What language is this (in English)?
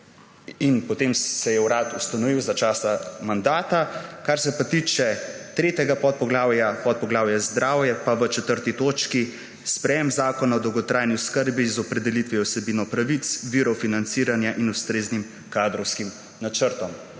Slovenian